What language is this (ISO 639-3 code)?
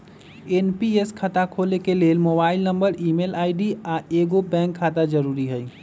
mag